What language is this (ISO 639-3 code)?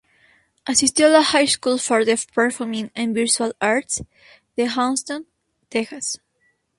spa